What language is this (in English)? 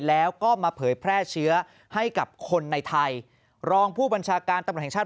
Thai